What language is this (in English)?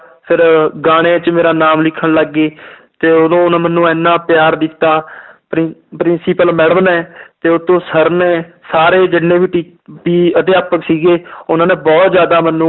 Punjabi